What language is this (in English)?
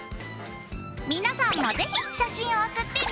Japanese